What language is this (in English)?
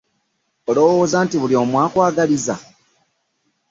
Ganda